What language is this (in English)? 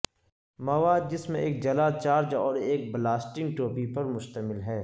Urdu